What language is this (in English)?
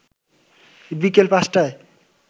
Bangla